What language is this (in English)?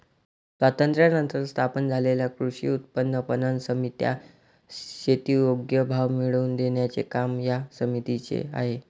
Marathi